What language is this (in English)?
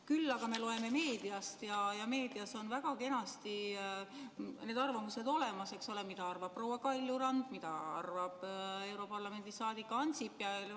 Estonian